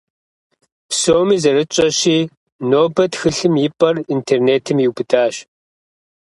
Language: Kabardian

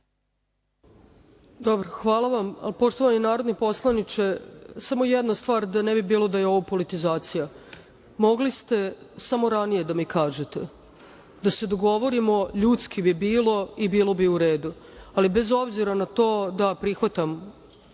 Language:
Serbian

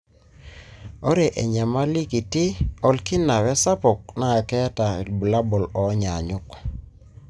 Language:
Masai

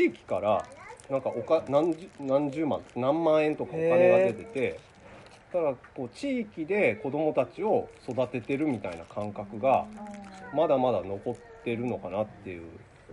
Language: Japanese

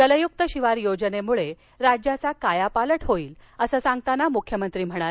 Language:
Marathi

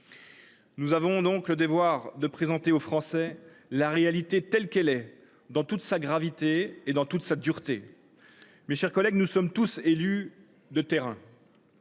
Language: French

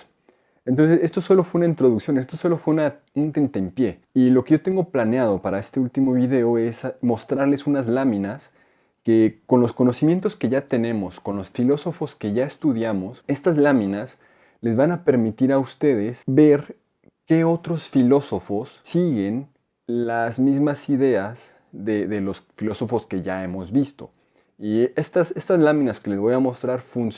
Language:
Spanish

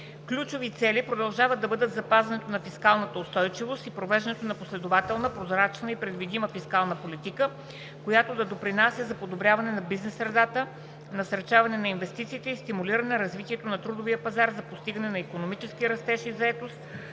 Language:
Bulgarian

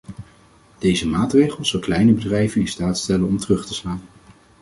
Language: Dutch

